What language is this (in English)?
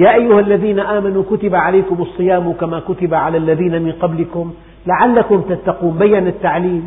Arabic